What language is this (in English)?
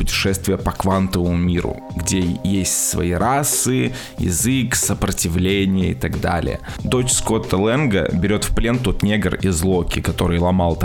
Russian